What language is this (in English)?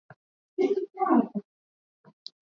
Swahili